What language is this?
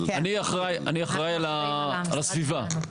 Hebrew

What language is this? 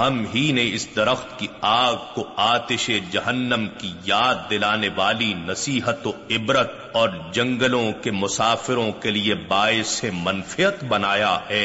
Urdu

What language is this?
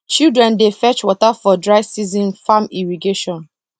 Nigerian Pidgin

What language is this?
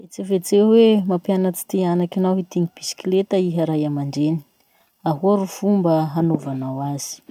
Masikoro Malagasy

